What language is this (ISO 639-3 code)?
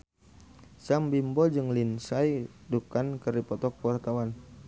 sun